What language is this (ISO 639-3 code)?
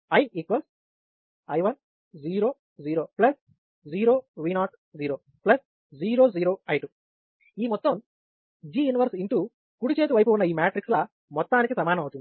tel